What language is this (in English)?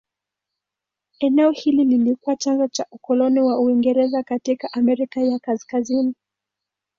Swahili